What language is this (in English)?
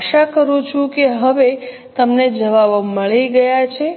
Gujarati